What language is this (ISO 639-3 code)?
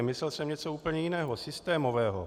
ces